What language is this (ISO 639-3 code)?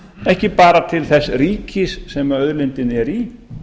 isl